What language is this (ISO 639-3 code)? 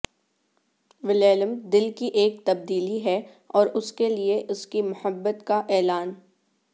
urd